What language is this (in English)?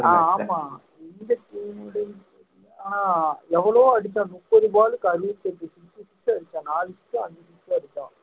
Tamil